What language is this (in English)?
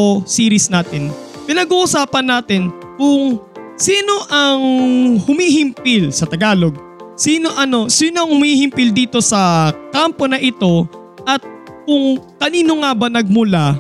Filipino